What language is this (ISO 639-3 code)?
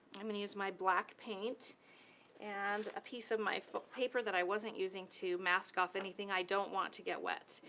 eng